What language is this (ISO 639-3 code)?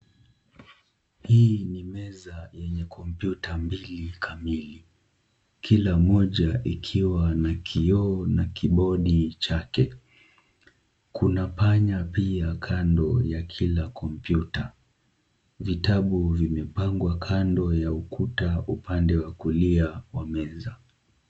swa